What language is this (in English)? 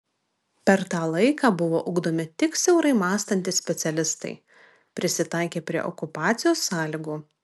Lithuanian